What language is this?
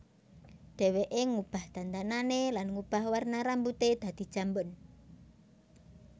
Javanese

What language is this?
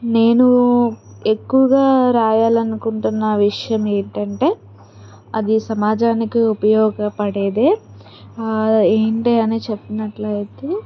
Telugu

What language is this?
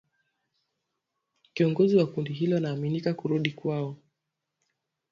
Swahili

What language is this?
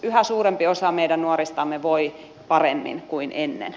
Finnish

